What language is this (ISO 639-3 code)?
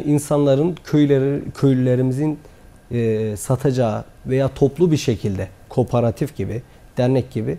tur